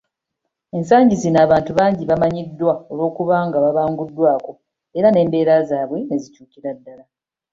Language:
Ganda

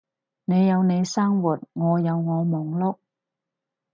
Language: Cantonese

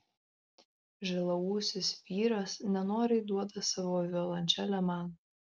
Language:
Lithuanian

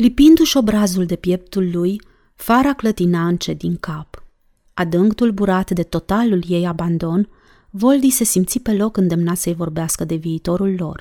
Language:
Romanian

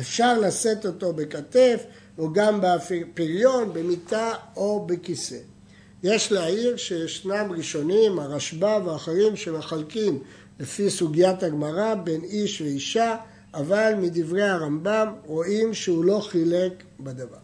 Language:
Hebrew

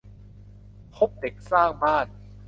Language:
Thai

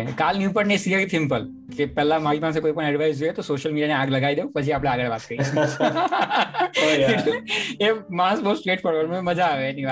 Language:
Gujarati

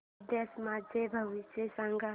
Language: Marathi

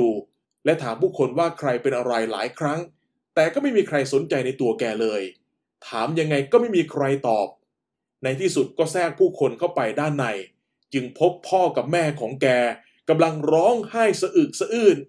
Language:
Thai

